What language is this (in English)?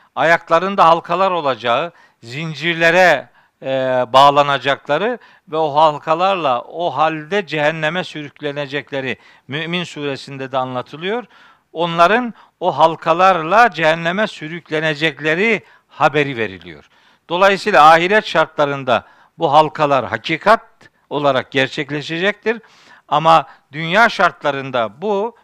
Turkish